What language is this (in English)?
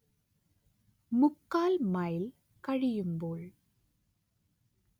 Malayalam